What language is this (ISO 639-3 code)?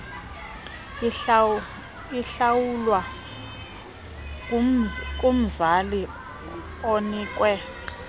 xho